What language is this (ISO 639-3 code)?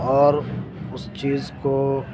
urd